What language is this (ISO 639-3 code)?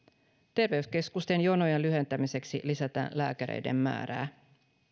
fin